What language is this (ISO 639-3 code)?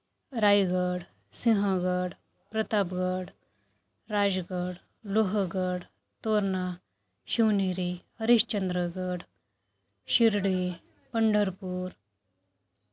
mar